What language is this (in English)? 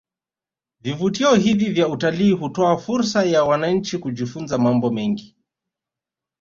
Swahili